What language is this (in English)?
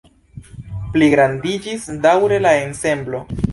Esperanto